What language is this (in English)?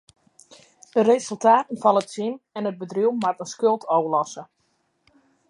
Western Frisian